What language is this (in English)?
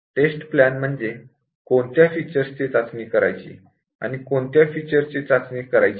Marathi